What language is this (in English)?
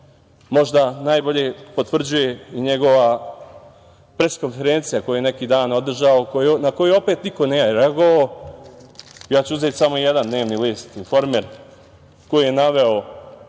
Serbian